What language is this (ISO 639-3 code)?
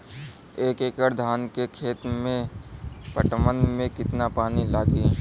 bho